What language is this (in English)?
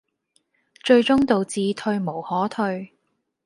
Cantonese